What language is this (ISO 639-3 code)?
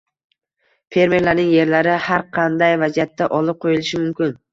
uzb